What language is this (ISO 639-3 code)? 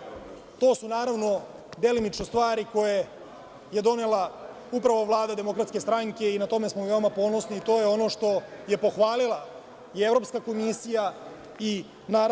srp